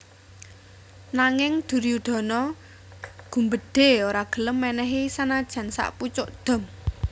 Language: Javanese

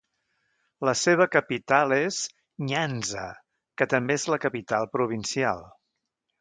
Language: Catalan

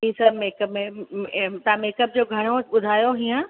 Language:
Sindhi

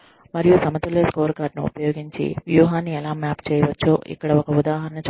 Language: Telugu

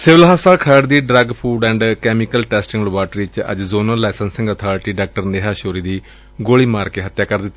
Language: Punjabi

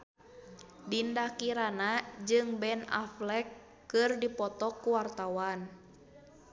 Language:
Sundanese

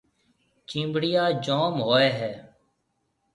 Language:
Marwari (Pakistan)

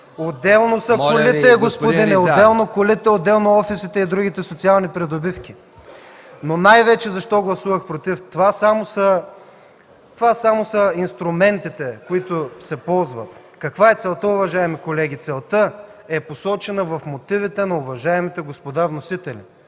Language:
Bulgarian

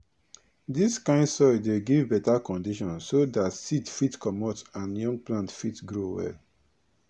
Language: Nigerian Pidgin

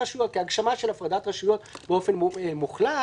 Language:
Hebrew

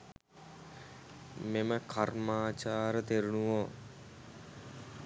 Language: Sinhala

